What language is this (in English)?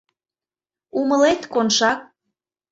Mari